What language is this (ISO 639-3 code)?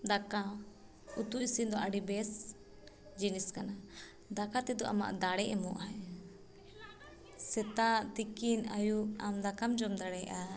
sat